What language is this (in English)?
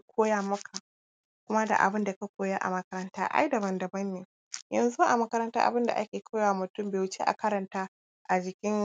Hausa